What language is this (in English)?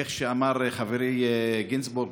Hebrew